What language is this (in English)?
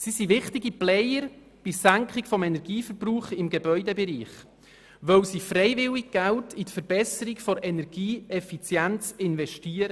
Swiss German